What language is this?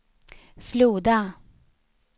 Swedish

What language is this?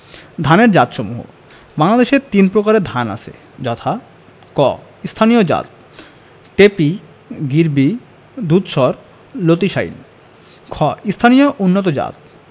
Bangla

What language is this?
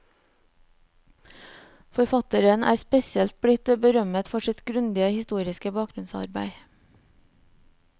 Norwegian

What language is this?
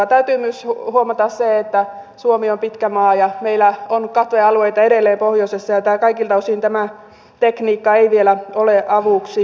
Finnish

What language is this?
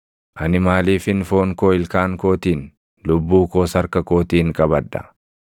Oromo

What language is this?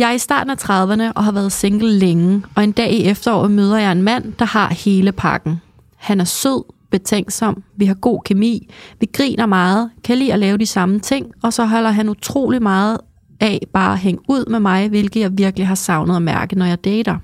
Danish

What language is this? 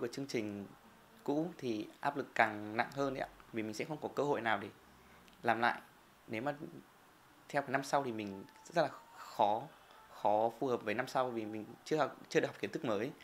Vietnamese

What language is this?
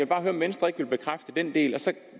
Danish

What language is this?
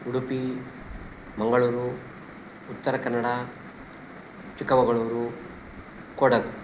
Sanskrit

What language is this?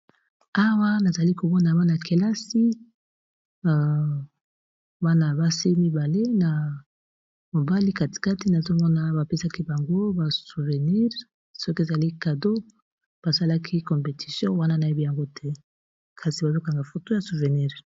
Lingala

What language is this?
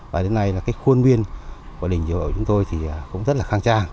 Vietnamese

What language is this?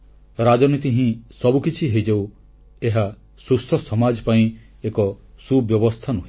Odia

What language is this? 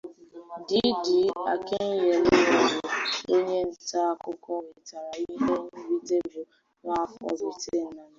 Igbo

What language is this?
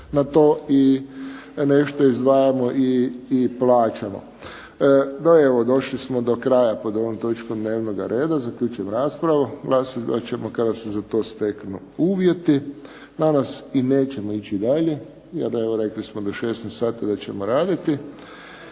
Croatian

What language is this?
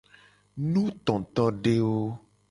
Gen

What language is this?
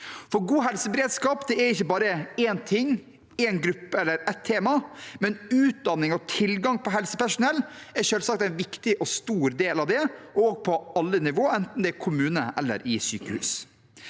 Norwegian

